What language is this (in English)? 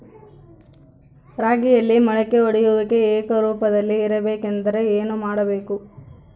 Kannada